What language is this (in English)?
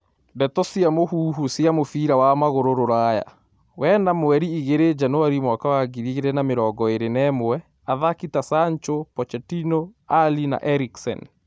Kikuyu